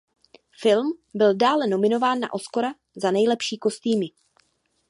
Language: Czech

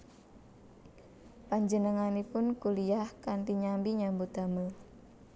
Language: Javanese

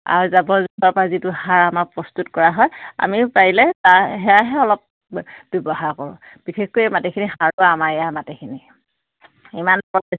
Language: Assamese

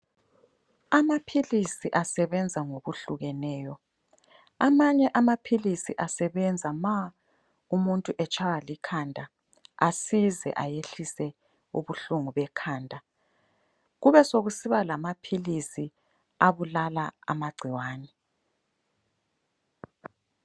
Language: North Ndebele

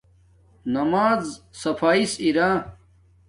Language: Domaaki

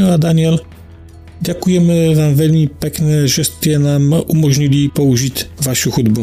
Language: Polish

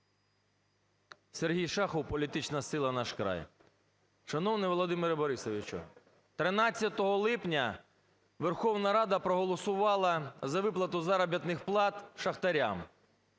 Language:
Ukrainian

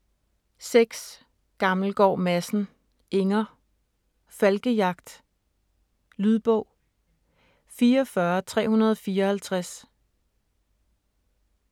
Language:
Danish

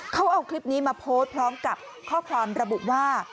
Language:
Thai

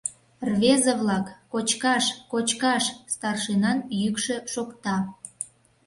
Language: Mari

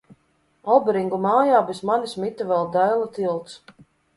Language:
Latvian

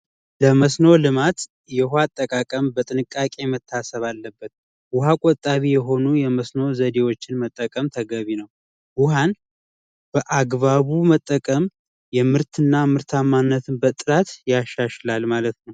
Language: Amharic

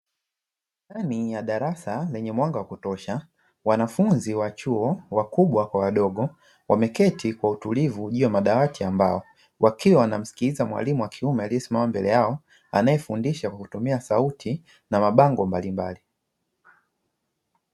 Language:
Swahili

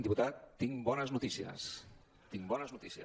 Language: Catalan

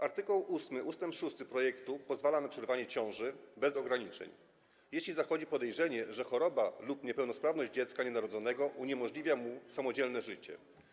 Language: Polish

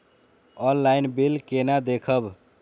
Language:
Maithili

